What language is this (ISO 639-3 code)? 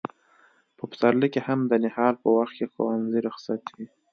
pus